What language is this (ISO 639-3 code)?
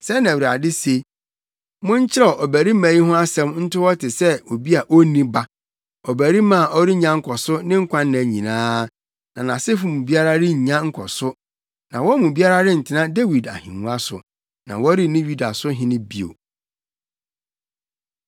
aka